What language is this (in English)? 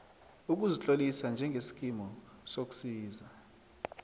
South Ndebele